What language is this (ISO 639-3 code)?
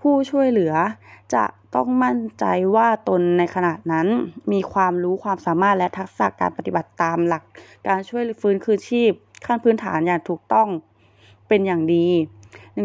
tha